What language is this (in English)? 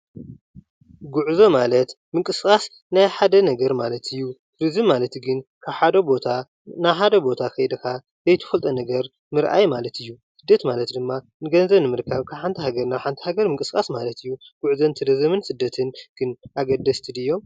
Tigrinya